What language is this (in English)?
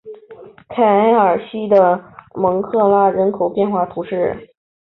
Chinese